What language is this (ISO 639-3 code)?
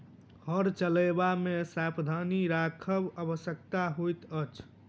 mai